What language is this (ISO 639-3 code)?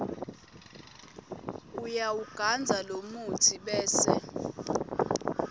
ssw